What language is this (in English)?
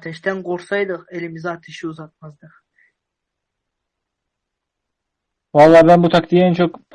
Turkish